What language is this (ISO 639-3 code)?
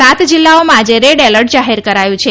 guj